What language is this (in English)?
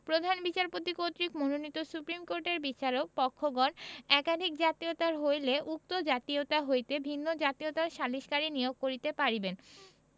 Bangla